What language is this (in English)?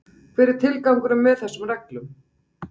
Icelandic